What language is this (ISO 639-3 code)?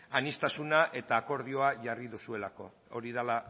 eus